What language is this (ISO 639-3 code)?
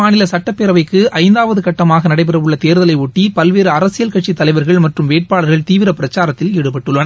tam